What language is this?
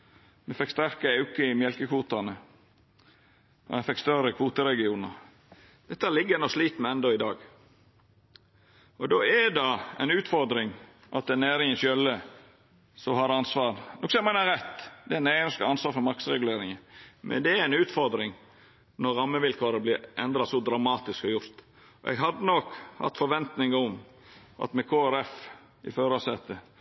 Norwegian Nynorsk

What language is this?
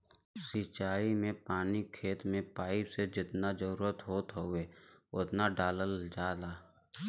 Bhojpuri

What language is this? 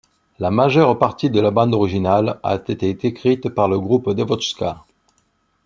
French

